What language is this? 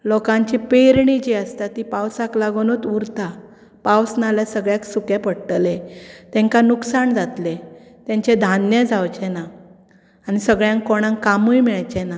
Konkani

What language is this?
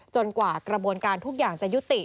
Thai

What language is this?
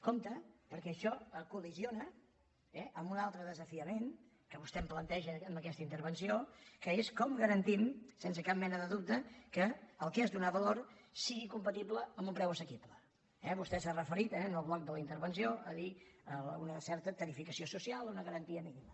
Catalan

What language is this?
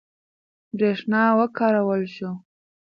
Pashto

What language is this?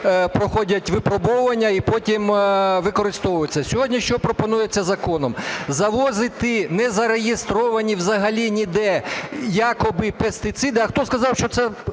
Ukrainian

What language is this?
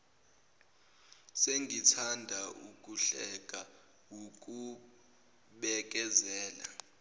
Zulu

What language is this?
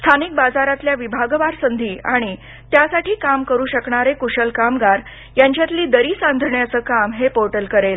Marathi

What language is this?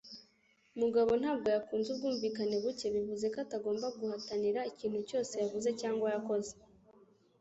Kinyarwanda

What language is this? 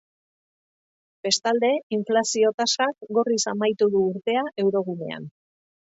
Basque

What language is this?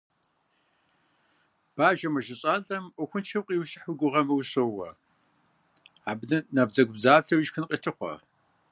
Kabardian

